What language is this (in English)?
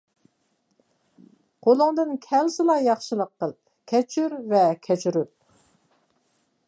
Uyghur